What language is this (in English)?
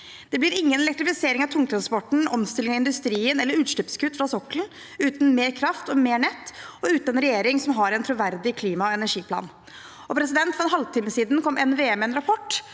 Norwegian